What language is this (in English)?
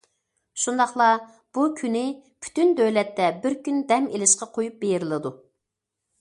Uyghur